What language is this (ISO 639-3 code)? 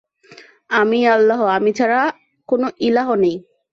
ben